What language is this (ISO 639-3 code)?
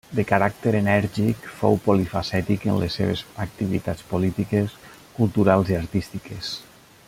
cat